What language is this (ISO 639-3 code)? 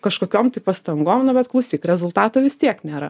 lit